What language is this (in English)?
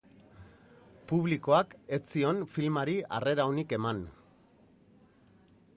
Basque